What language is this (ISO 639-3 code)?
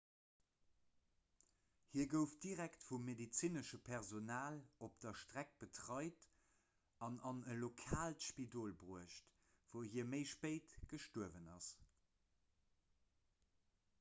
ltz